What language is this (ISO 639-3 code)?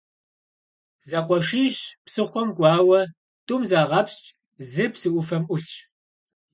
kbd